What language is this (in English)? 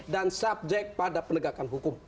Indonesian